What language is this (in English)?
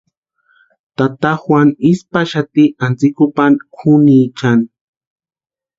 Western Highland Purepecha